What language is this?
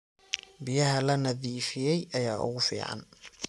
Somali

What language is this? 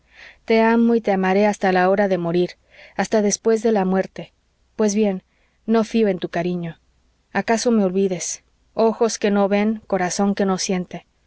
Spanish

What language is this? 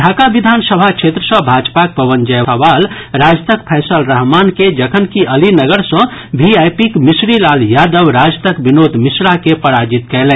Maithili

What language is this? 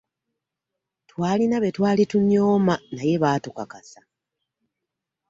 Ganda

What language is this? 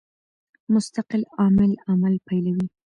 Pashto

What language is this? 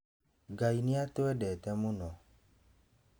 Kikuyu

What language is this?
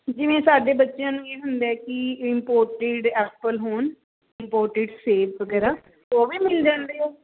Punjabi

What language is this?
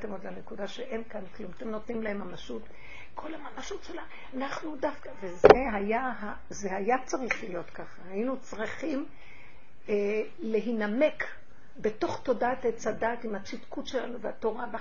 Hebrew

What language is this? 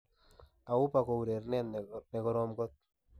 Kalenjin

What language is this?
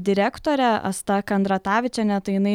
Lithuanian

